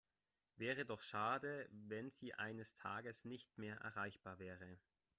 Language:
German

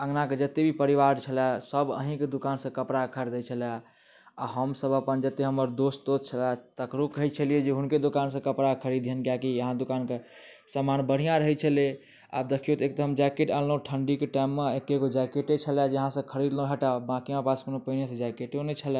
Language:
Maithili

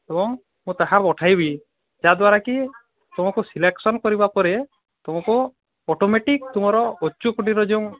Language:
Odia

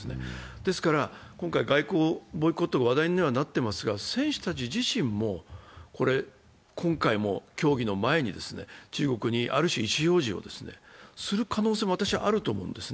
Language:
Japanese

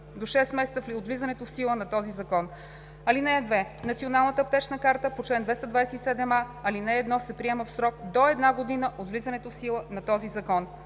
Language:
Bulgarian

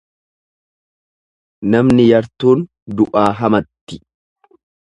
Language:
Oromo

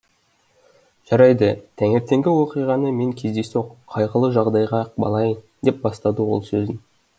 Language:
Kazakh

